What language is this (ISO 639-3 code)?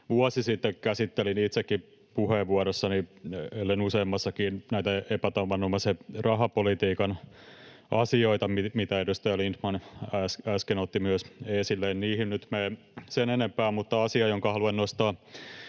fin